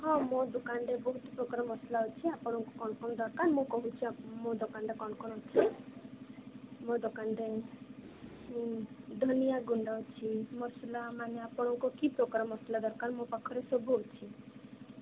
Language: Odia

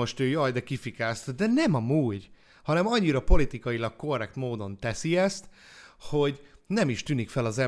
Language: Hungarian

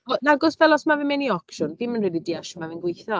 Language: Welsh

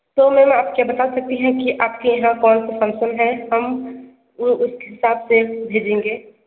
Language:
Hindi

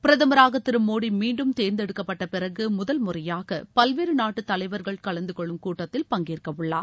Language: Tamil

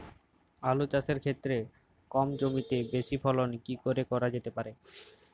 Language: Bangla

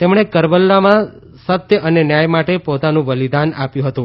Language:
Gujarati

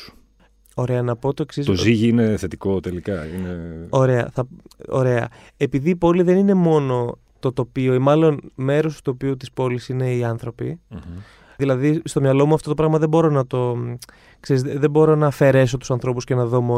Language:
Greek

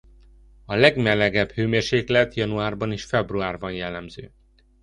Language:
Hungarian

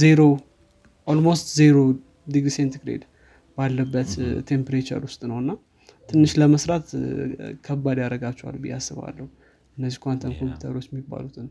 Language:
Amharic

